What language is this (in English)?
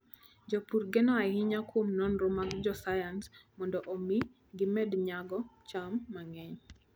Luo (Kenya and Tanzania)